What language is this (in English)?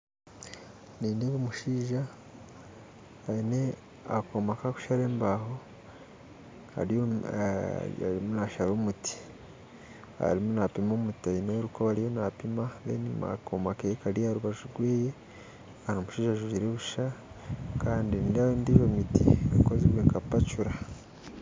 Nyankole